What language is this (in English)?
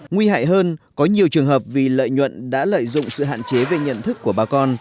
Vietnamese